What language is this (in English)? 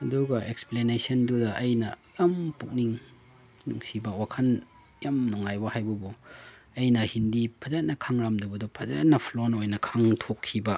Manipuri